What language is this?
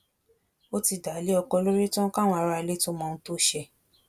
Yoruba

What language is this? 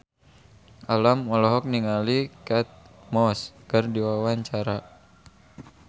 Sundanese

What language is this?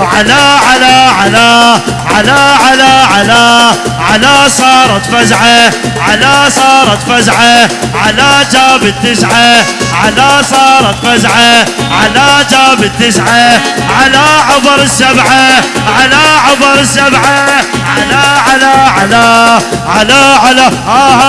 Arabic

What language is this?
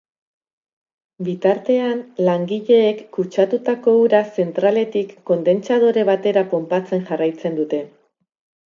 Basque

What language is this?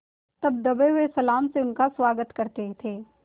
Hindi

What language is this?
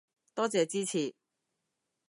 Cantonese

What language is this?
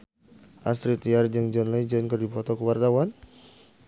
Sundanese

